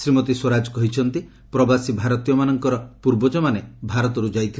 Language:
Odia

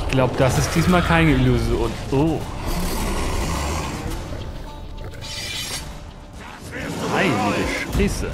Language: German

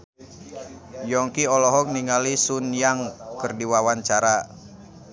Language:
Sundanese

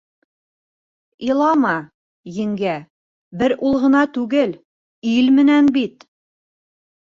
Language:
Bashkir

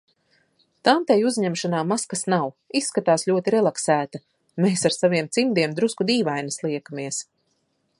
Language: Latvian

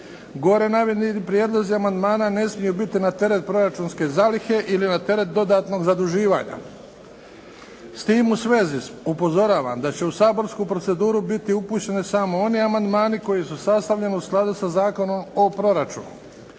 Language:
Croatian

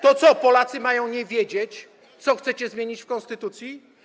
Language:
Polish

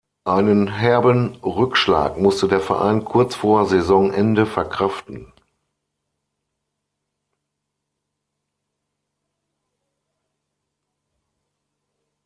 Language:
German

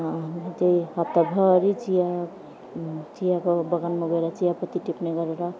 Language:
Nepali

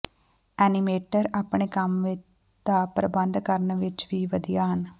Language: Punjabi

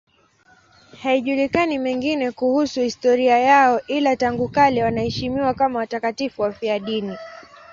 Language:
Swahili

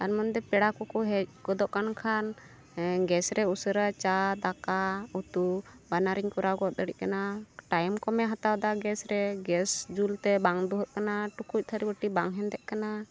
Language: Santali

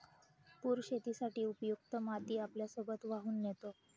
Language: Marathi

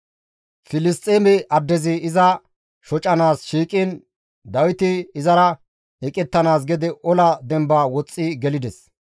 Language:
Gamo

